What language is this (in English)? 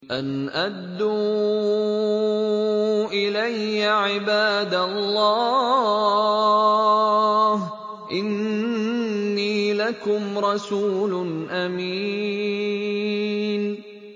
Arabic